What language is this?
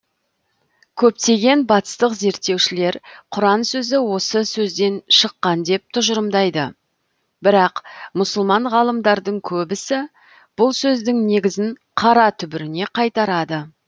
Kazakh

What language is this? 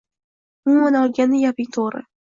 Uzbek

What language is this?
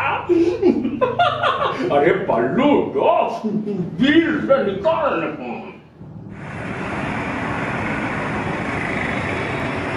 Hindi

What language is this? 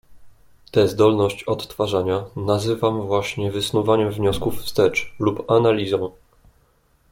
Polish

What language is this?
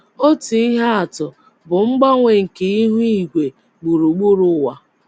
Igbo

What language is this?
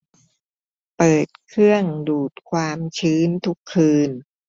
Thai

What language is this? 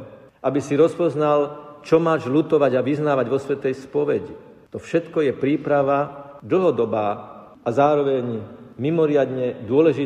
Slovak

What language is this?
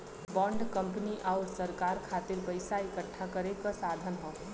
Bhojpuri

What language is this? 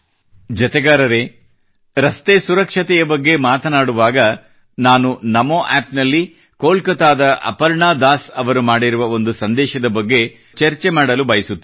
Kannada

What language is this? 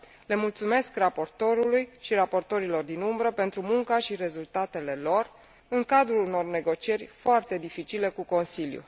Romanian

